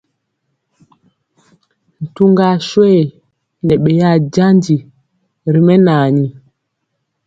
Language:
Mpiemo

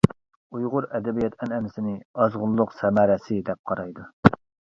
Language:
Uyghur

